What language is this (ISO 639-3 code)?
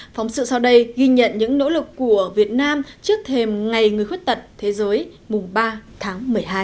vie